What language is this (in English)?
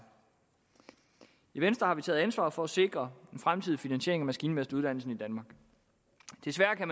Danish